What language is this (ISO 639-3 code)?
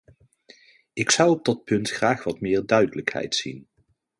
nld